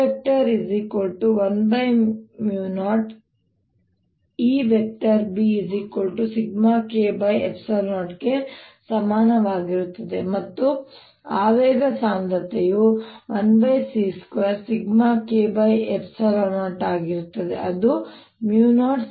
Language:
Kannada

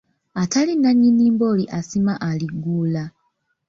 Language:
Ganda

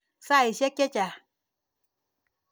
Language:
Kalenjin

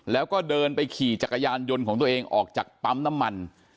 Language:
Thai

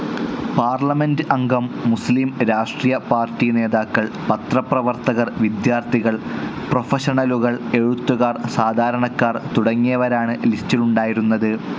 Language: Malayalam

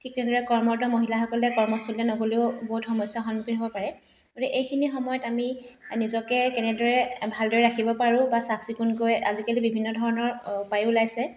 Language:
Assamese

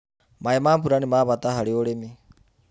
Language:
Kikuyu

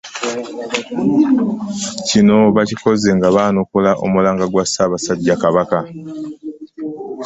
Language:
Ganda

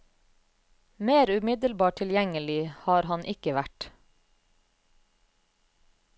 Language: Norwegian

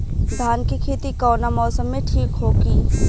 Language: Bhojpuri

